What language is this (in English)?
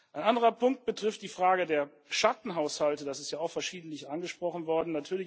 German